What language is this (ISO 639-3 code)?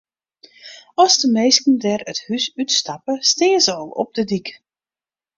fry